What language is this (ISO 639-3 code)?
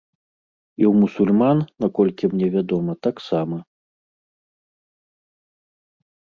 bel